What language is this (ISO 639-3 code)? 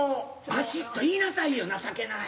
jpn